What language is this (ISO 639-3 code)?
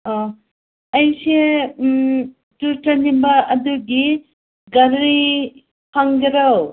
mni